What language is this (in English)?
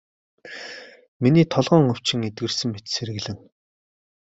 Mongolian